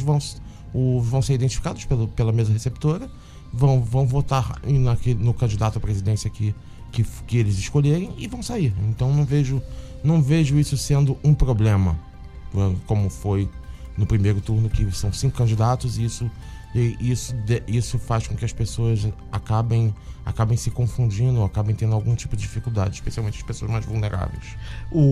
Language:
Portuguese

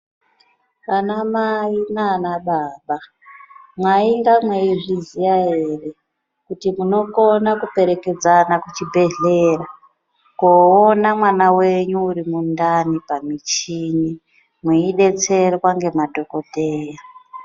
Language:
Ndau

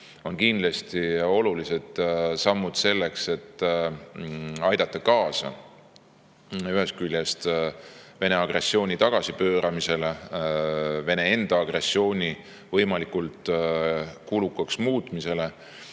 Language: Estonian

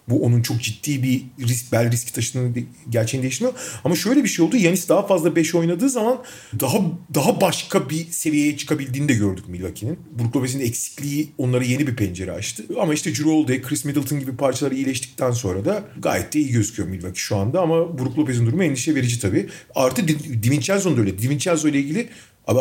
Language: Turkish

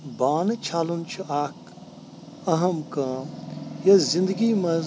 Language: Kashmiri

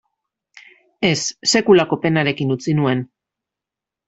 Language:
Basque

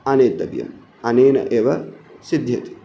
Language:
Sanskrit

